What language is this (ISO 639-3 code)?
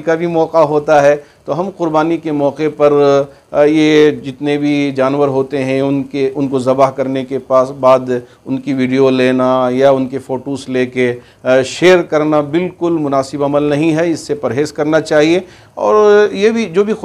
hin